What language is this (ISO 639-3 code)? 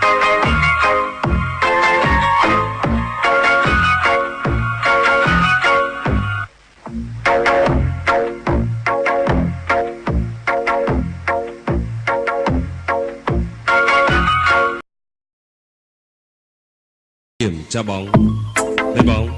vie